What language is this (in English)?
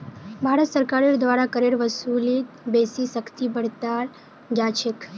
Magahi